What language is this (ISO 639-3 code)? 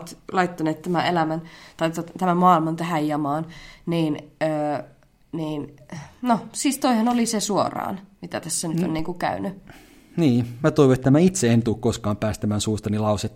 fin